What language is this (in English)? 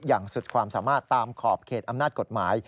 Thai